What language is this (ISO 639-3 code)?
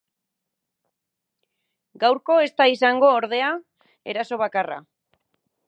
eus